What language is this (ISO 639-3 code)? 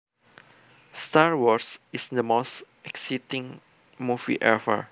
jav